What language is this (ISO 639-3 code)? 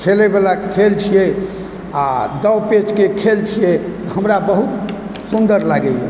mai